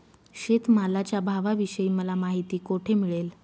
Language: Marathi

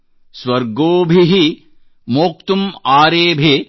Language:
Kannada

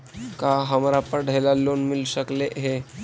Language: Magahi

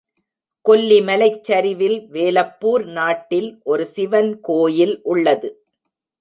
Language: Tamil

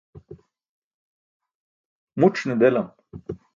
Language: Burushaski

